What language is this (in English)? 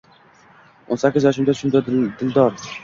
Uzbek